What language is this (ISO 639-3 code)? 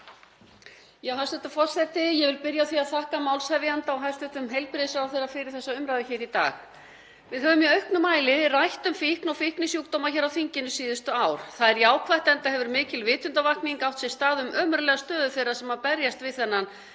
isl